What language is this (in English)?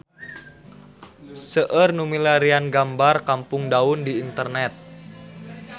Sundanese